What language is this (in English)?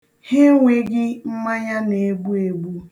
Igbo